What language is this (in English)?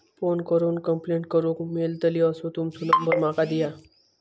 Marathi